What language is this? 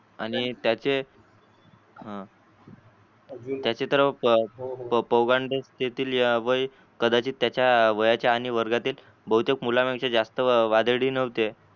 Marathi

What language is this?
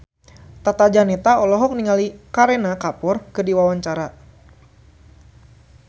Sundanese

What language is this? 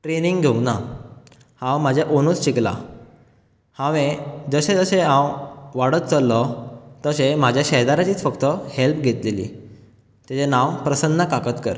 Konkani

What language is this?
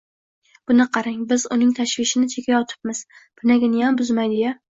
Uzbek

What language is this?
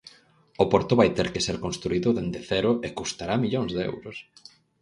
Galician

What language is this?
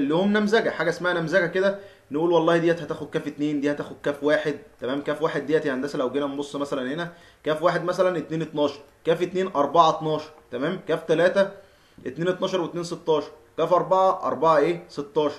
Arabic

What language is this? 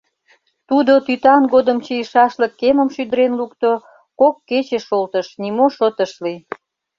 Mari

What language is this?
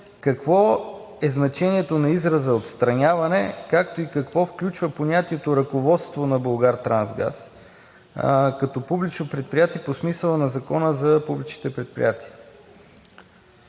Bulgarian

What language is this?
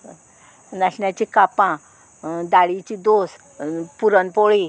Konkani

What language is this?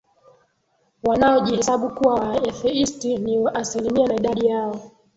Swahili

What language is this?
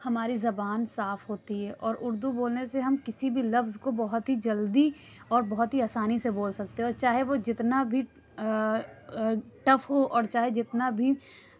Urdu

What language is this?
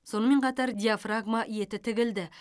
Kazakh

